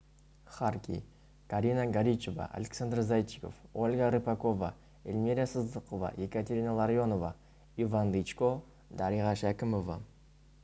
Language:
Kazakh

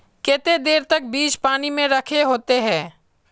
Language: Magahi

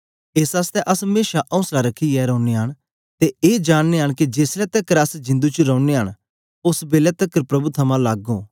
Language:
Dogri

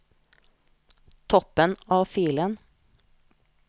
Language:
Norwegian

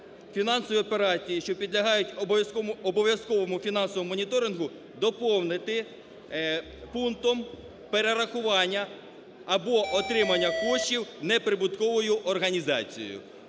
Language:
Ukrainian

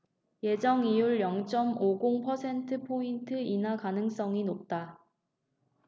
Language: Korean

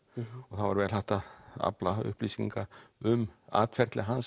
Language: Icelandic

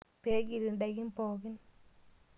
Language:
Masai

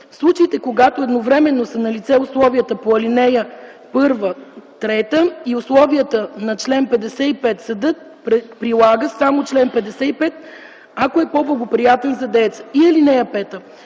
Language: Bulgarian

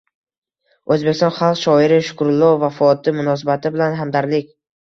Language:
Uzbek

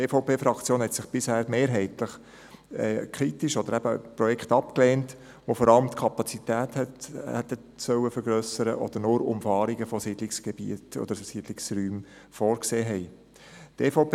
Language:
Swiss German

